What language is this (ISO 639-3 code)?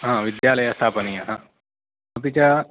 san